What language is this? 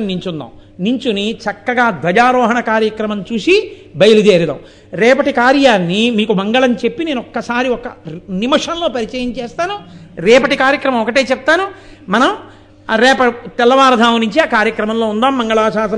Telugu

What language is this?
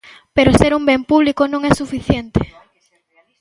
Galician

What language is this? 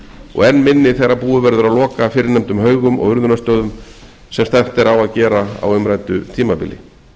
Icelandic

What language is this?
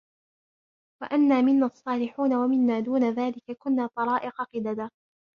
Arabic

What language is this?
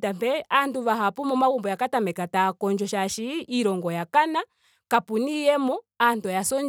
Ndonga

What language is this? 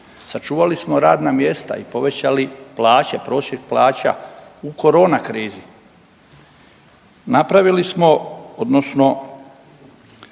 Croatian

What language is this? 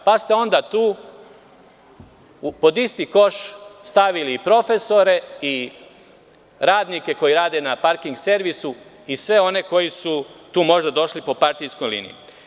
Serbian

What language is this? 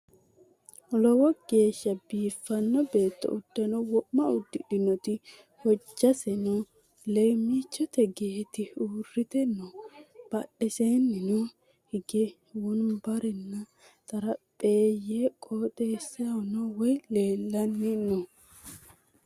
Sidamo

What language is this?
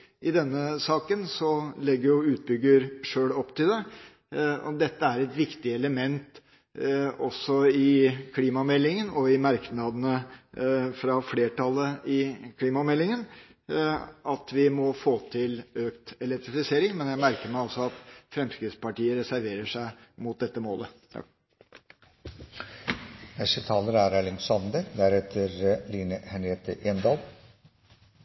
Norwegian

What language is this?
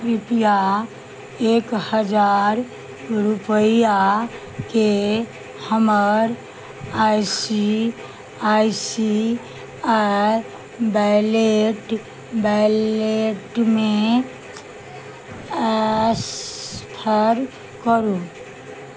Maithili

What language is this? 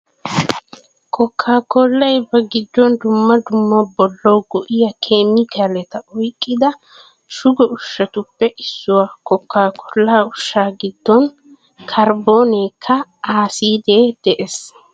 Wolaytta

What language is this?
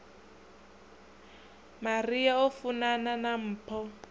Venda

